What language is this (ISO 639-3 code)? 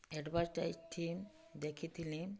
ori